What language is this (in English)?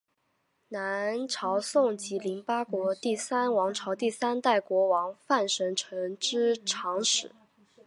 Chinese